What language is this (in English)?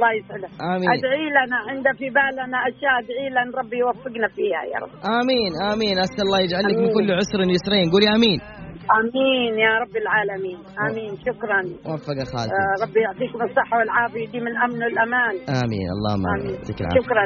Arabic